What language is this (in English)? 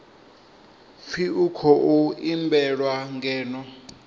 Venda